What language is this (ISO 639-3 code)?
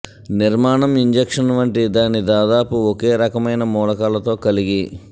tel